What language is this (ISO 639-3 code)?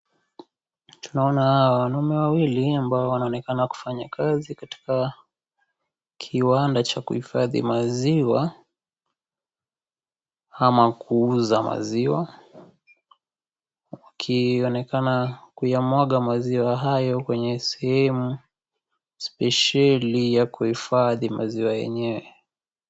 swa